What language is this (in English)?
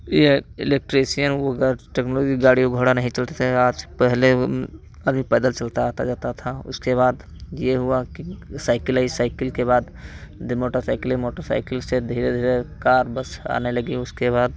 Hindi